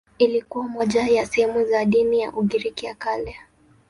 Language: Swahili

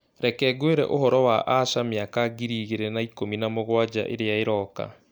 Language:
Kikuyu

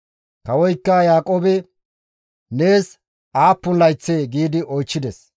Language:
Gamo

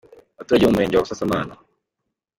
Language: Kinyarwanda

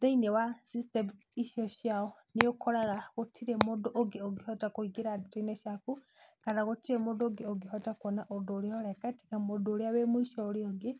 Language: Kikuyu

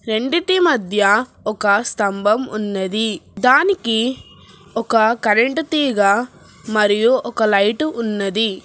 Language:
Telugu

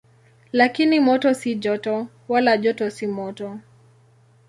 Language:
Swahili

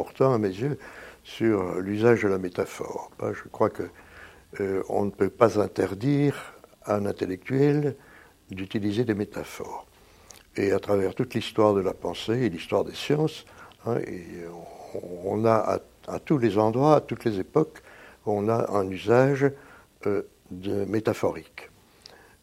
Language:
French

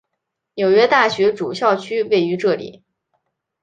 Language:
Chinese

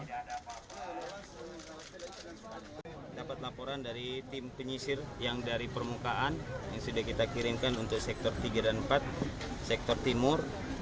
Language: Indonesian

